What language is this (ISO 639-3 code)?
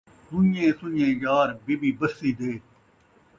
skr